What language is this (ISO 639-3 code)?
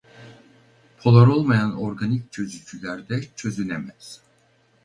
tur